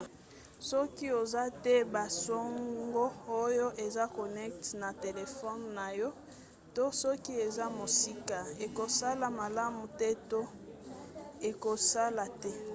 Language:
Lingala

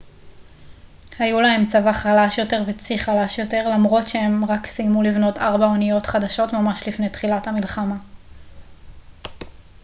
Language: Hebrew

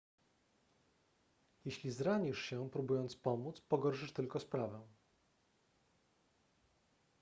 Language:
Polish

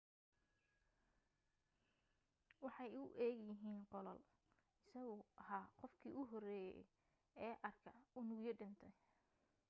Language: Somali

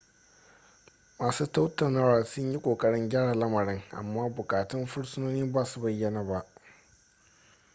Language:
Hausa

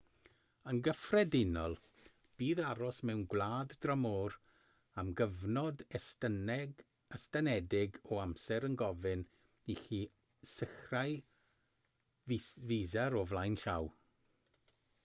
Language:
Welsh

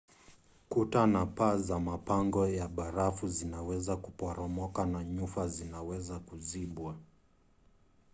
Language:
Swahili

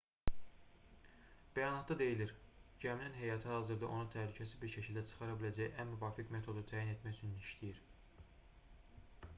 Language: Azerbaijani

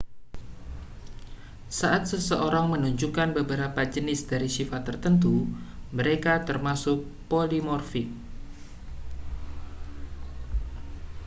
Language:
Indonesian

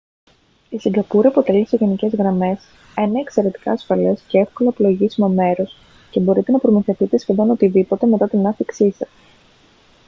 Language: Greek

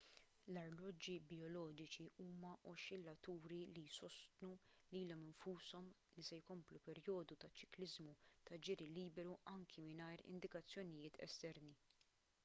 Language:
Maltese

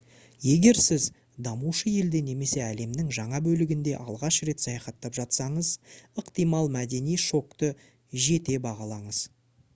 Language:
Kazakh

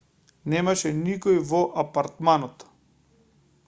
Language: Macedonian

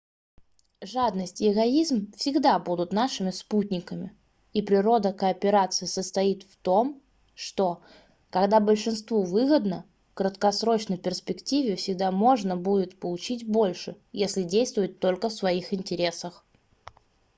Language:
Russian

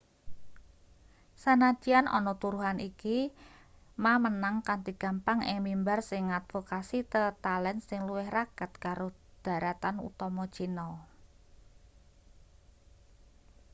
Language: Javanese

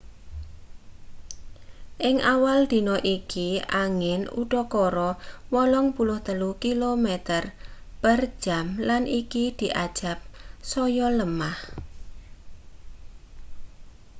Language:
Javanese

